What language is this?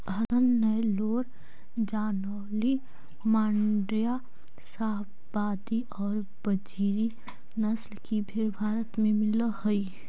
Magahi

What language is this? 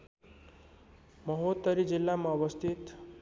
Nepali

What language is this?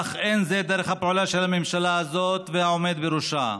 Hebrew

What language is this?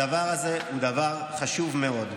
Hebrew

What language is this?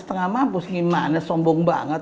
Indonesian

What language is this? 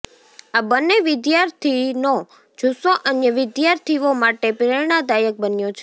Gujarati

